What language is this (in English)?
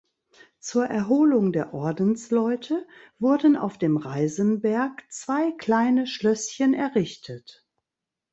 German